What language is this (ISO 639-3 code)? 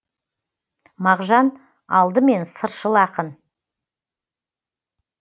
kaz